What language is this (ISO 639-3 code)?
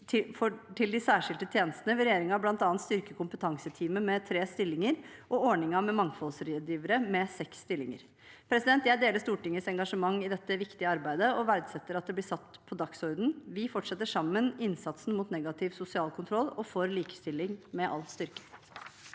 nor